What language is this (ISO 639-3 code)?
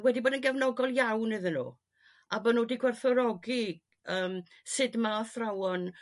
cym